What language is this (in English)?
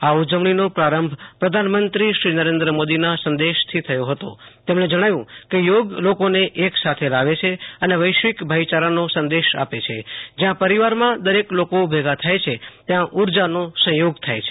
Gujarati